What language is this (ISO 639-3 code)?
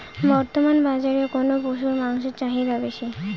ben